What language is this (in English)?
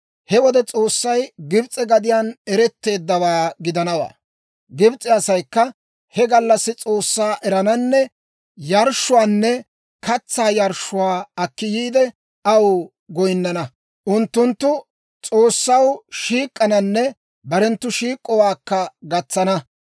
Dawro